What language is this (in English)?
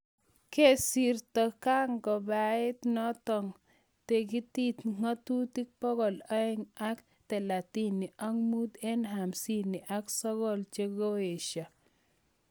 Kalenjin